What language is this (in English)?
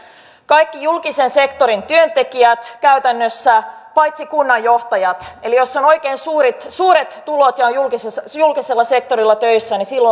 Finnish